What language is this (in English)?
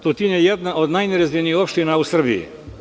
Serbian